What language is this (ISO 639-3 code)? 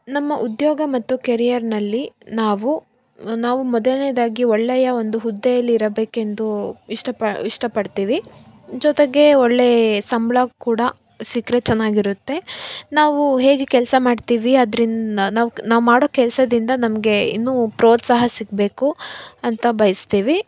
kan